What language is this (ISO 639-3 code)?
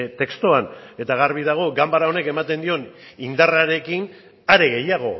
eus